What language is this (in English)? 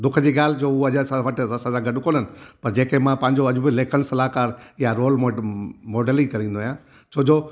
Sindhi